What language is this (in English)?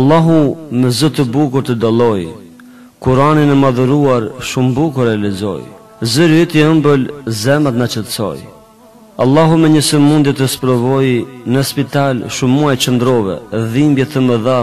Arabic